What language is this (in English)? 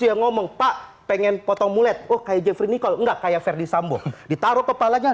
Indonesian